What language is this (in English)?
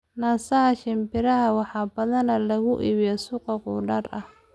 Somali